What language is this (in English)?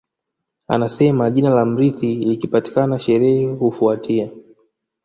Swahili